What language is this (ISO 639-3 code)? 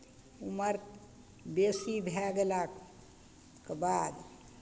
mai